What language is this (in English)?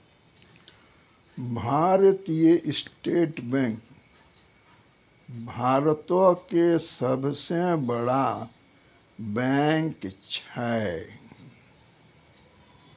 Maithili